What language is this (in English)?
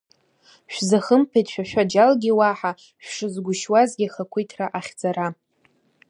Abkhazian